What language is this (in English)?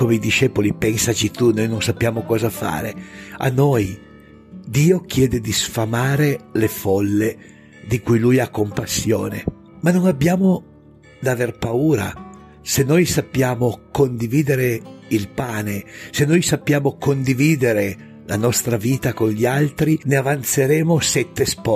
Italian